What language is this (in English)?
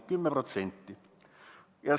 Estonian